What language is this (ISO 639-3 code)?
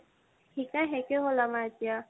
asm